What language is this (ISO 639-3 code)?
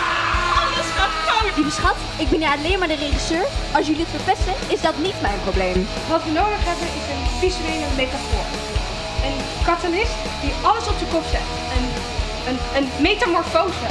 nld